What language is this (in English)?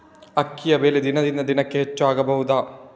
Kannada